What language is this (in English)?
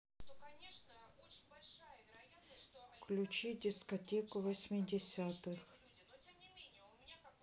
Russian